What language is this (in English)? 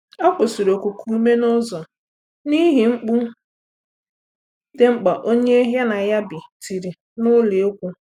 Igbo